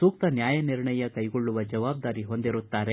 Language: Kannada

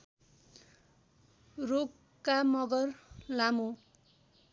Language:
Nepali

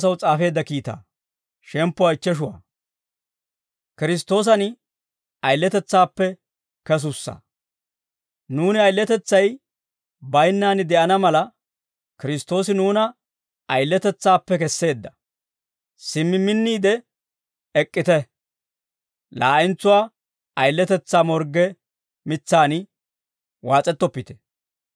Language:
Dawro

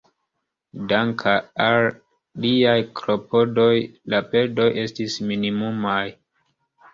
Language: Esperanto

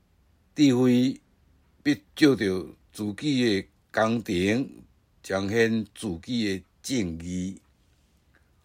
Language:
Chinese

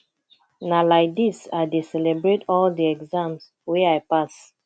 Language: Nigerian Pidgin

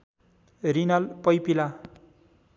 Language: Nepali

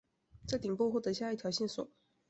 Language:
Chinese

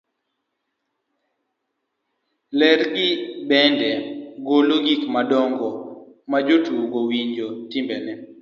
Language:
Luo (Kenya and Tanzania)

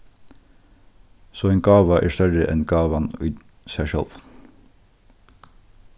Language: Faroese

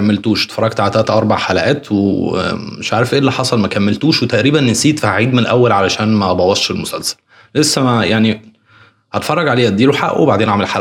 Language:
Arabic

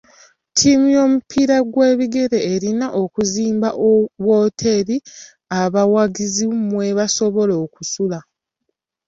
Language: Ganda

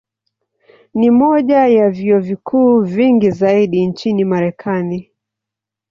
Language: Swahili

